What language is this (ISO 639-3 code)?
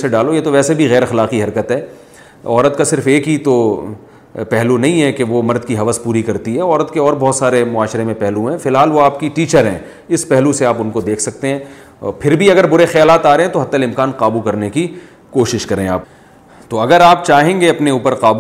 urd